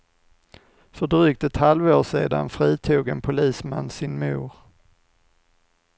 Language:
Swedish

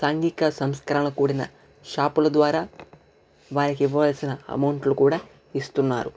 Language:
Telugu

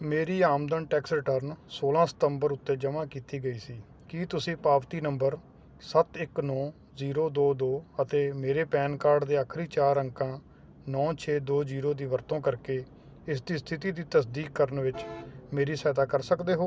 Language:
Punjabi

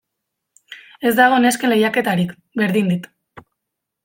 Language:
Basque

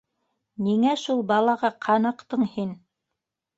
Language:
Bashkir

